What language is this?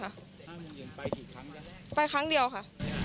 Thai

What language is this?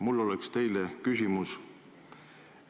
Estonian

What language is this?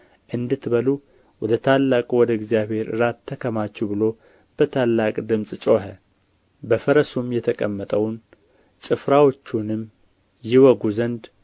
Amharic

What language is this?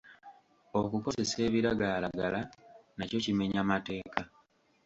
Ganda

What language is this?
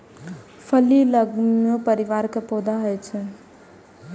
Maithili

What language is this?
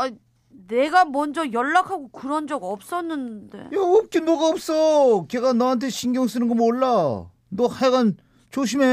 Korean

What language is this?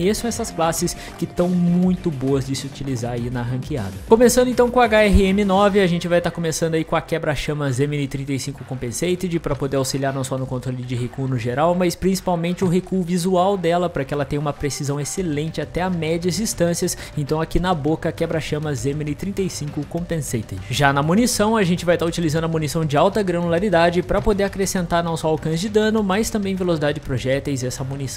Portuguese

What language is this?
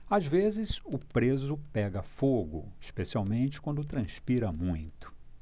Portuguese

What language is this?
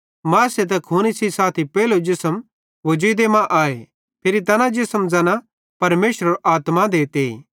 Bhadrawahi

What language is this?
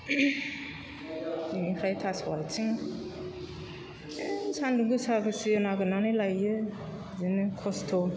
Bodo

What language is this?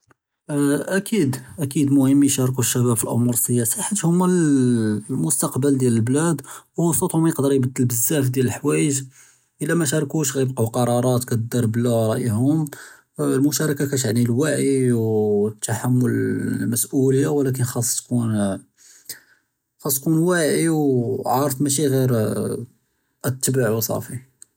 Judeo-Arabic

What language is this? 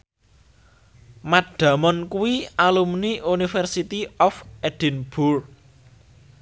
Javanese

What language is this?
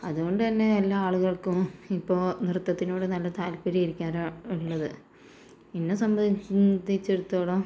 Malayalam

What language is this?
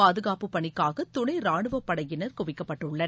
Tamil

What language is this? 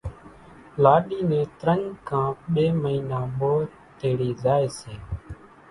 Kachi Koli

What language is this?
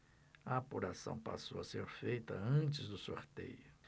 Portuguese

